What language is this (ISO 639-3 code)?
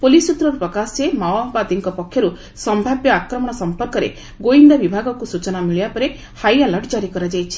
ori